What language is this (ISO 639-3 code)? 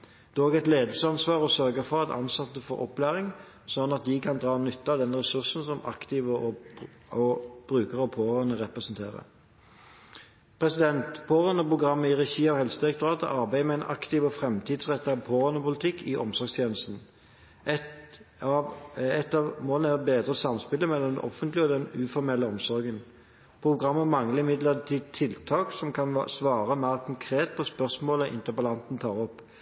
nob